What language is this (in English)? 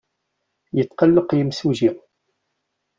Kabyle